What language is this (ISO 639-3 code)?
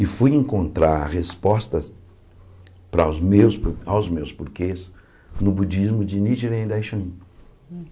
por